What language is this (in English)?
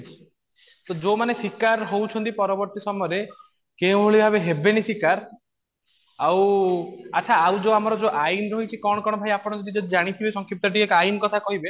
Odia